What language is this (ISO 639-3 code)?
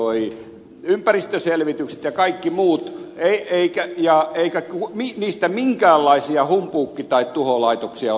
fin